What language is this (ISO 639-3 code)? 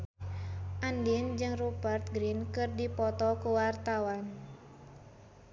sun